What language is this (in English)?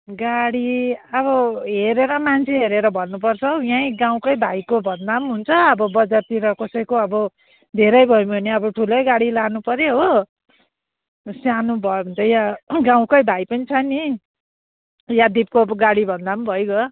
Nepali